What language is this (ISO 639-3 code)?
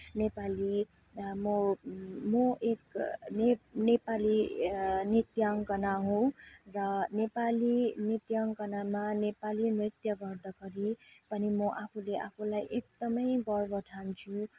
nep